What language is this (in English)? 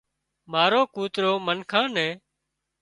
Wadiyara Koli